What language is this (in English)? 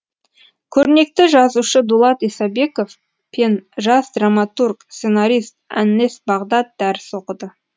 Kazakh